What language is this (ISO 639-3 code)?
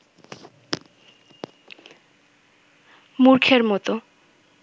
ben